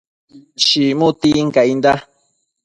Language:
Matsés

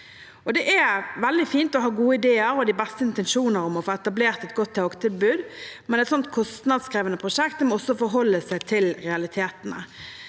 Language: Norwegian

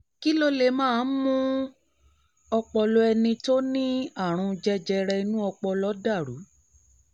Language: Yoruba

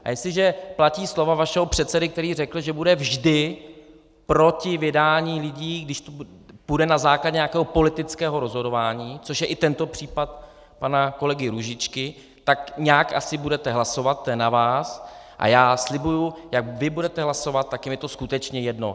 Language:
Czech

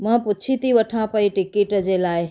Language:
Sindhi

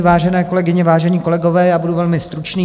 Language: Czech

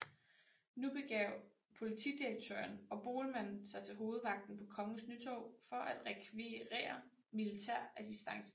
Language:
Danish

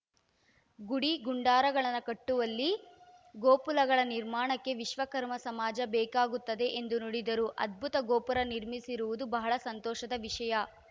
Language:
Kannada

